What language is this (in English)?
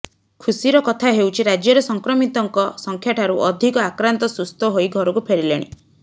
Odia